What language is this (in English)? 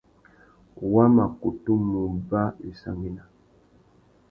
Tuki